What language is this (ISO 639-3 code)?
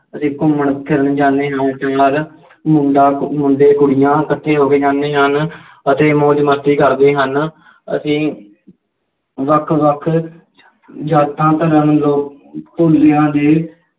pan